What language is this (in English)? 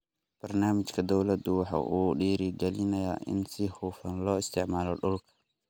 Somali